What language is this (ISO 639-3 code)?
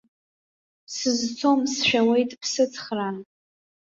abk